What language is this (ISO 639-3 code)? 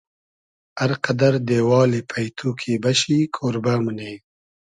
haz